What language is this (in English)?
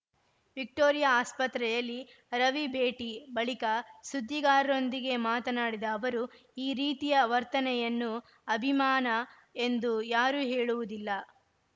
Kannada